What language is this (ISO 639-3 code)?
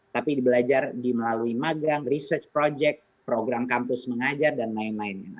ind